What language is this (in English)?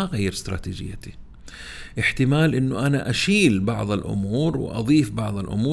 Arabic